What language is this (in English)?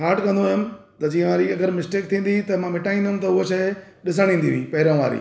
Sindhi